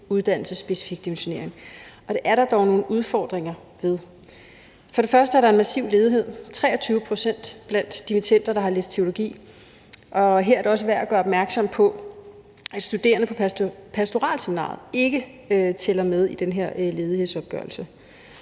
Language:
Danish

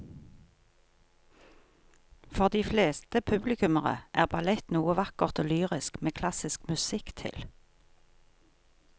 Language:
Norwegian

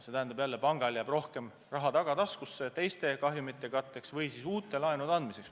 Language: Estonian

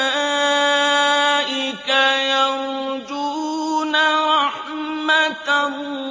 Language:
Arabic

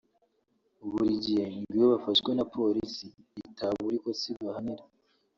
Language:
Kinyarwanda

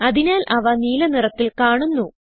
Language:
Malayalam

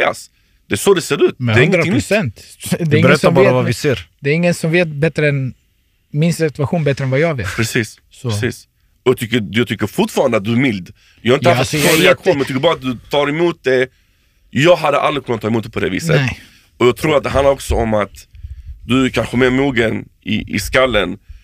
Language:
Swedish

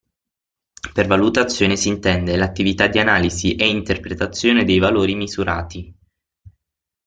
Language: Italian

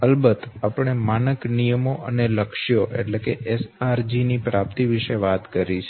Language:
Gujarati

